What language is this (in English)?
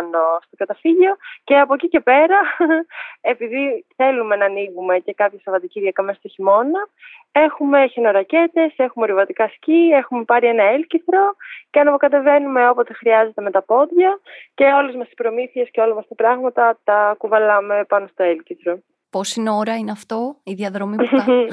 Greek